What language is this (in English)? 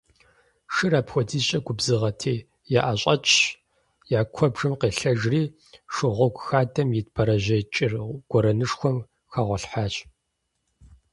Kabardian